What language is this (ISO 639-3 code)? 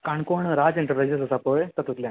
kok